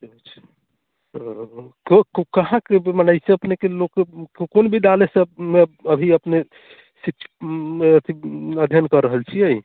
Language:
Maithili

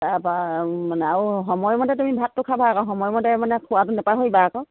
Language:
Assamese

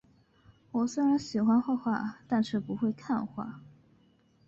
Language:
Chinese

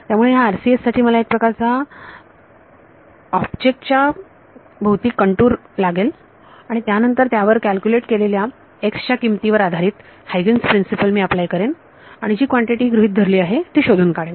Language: Marathi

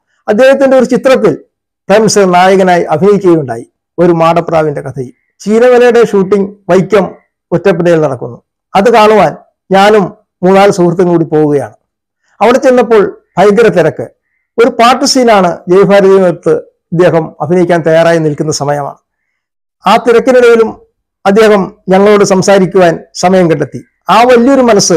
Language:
Korean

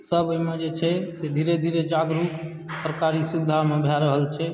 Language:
Maithili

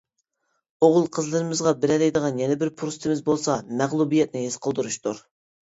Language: Uyghur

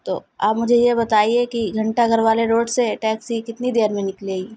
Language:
Urdu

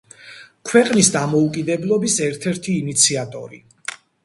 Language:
Georgian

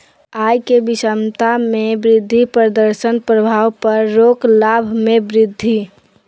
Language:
Magahi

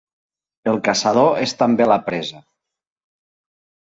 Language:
Catalan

